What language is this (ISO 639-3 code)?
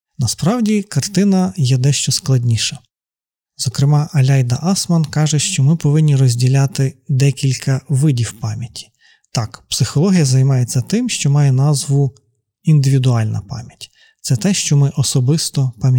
ukr